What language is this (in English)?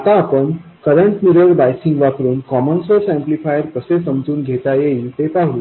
Marathi